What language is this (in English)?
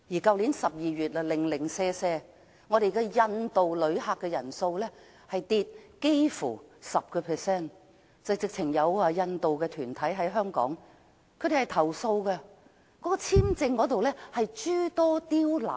Cantonese